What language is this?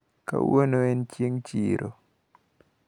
Luo (Kenya and Tanzania)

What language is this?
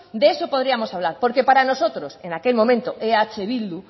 Spanish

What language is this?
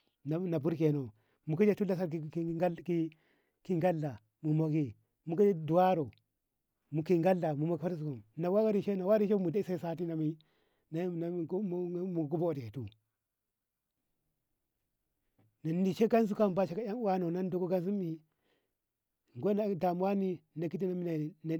Ngamo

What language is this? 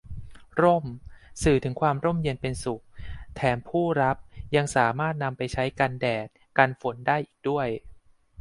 Thai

